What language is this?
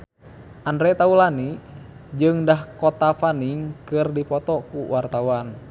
Sundanese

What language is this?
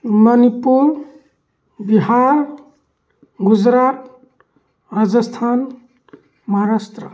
Manipuri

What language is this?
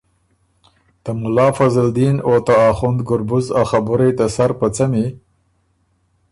Ormuri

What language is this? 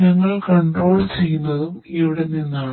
Malayalam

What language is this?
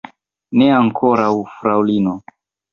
Esperanto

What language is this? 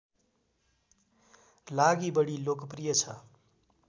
Nepali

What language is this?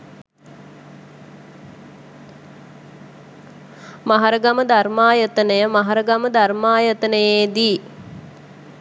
Sinhala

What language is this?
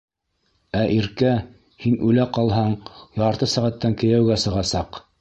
Bashkir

